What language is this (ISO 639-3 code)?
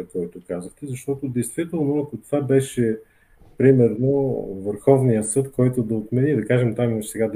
bul